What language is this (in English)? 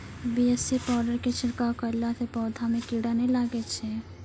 Maithili